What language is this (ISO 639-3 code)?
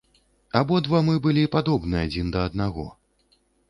bel